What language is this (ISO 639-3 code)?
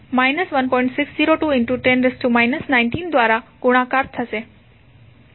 guj